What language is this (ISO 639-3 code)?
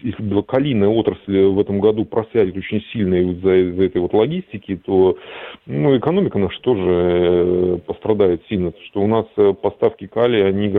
rus